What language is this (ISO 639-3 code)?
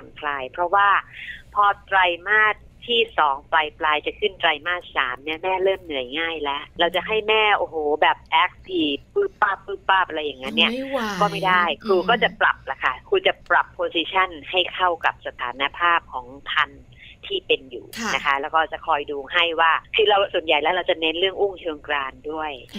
tha